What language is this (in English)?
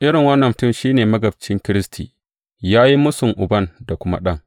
Hausa